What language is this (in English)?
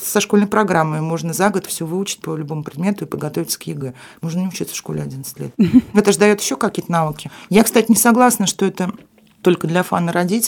Russian